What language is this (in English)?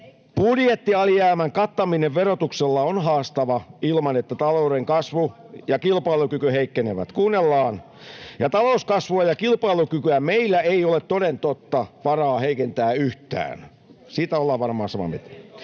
Finnish